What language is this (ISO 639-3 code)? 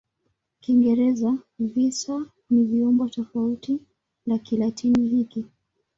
swa